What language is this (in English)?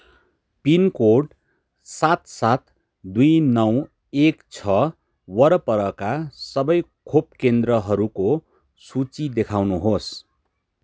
Nepali